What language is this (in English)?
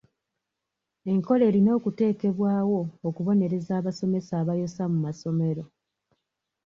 Ganda